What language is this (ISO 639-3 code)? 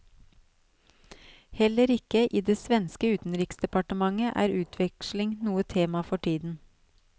nor